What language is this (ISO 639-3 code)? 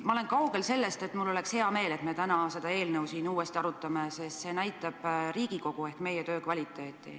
est